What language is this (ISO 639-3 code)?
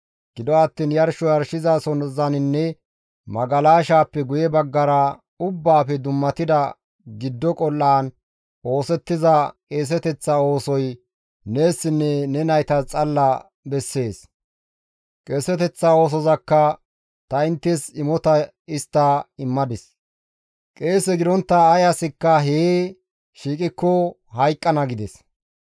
gmv